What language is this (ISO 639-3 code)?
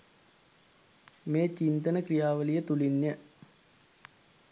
sin